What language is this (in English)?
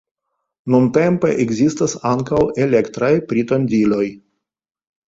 Esperanto